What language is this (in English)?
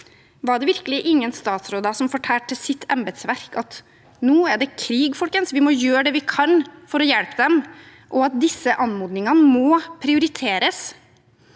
Norwegian